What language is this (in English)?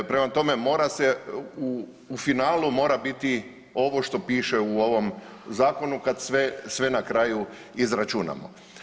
Croatian